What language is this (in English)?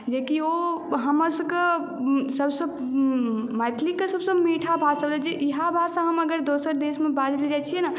Maithili